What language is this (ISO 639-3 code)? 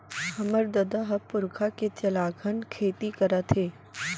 hne